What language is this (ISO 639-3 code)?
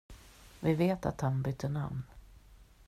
swe